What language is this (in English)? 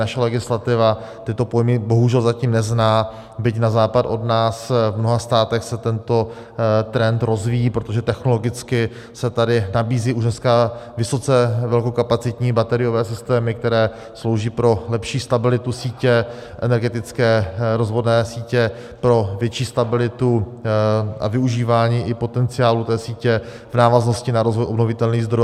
Czech